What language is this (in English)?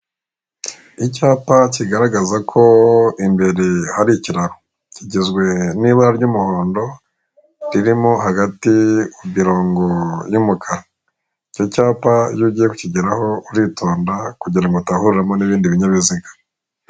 Kinyarwanda